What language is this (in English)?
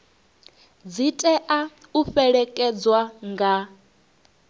Venda